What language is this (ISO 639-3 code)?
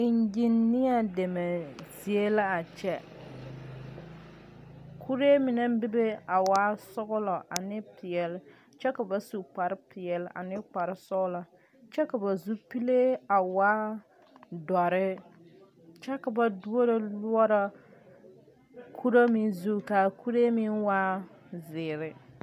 dga